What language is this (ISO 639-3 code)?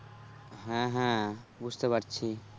ben